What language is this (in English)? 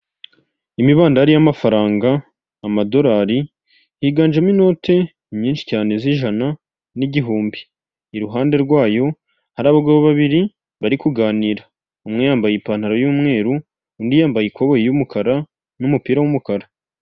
Kinyarwanda